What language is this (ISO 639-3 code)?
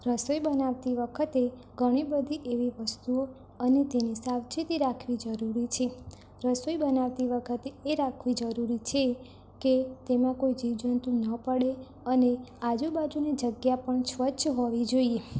guj